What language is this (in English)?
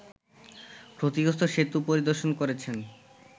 Bangla